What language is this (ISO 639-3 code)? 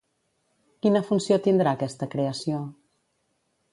cat